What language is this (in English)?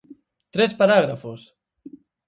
Galician